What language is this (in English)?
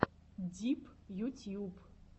Russian